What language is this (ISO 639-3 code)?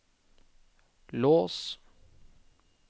nor